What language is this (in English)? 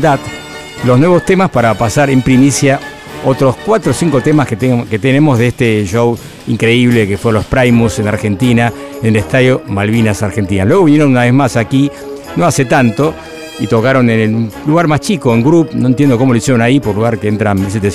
Spanish